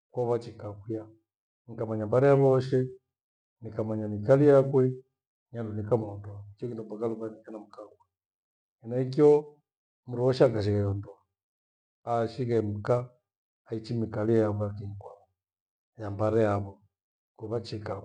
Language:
Gweno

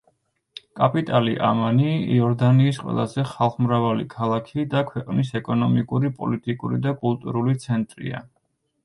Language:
Georgian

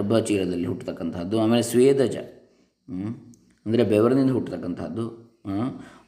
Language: Kannada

